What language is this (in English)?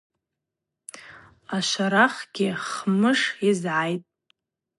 Abaza